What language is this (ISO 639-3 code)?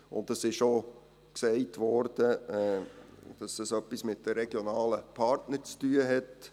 gsw